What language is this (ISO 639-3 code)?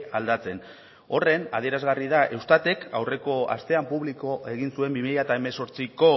eus